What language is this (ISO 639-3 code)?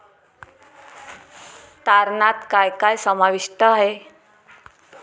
mar